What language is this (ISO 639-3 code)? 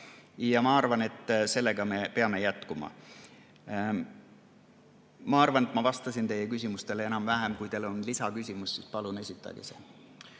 est